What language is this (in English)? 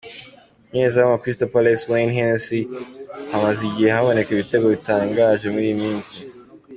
Kinyarwanda